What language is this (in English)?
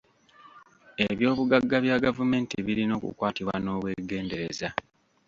Ganda